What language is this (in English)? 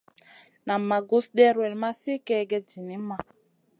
Masana